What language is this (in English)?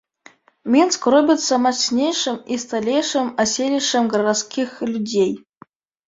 Belarusian